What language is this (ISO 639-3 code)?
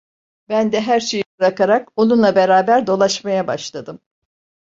tur